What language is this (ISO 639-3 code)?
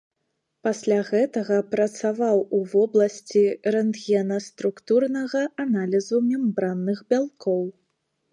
bel